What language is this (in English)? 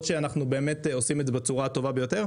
Hebrew